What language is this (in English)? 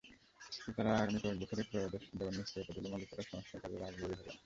Bangla